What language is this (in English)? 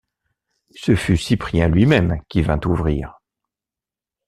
French